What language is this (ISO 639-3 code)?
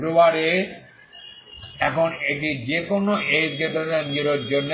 ben